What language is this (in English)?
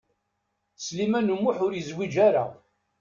Kabyle